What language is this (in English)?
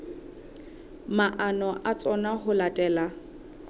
Southern Sotho